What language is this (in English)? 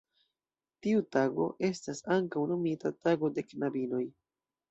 Esperanto